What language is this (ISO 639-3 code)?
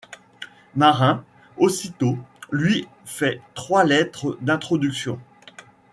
fra